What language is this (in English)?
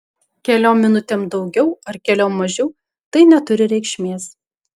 Lithuanian